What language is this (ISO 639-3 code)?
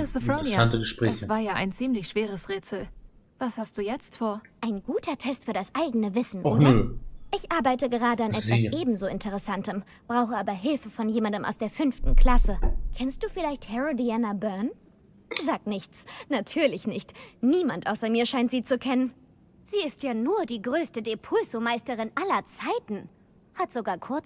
deu